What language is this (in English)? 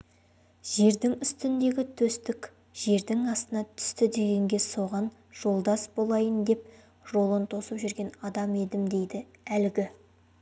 Kazakh